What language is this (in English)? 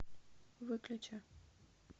Russian